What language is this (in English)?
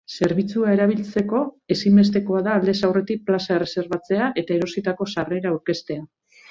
Basque